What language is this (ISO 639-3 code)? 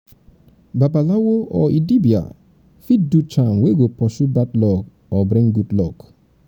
pcm